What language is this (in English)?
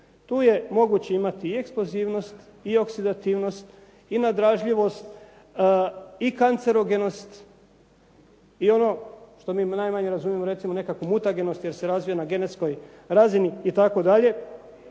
Croatian